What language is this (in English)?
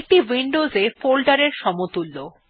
Bangla